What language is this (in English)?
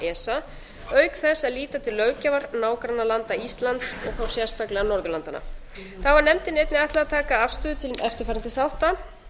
Icelandic